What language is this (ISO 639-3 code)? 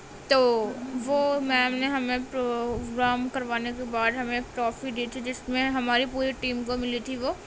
urd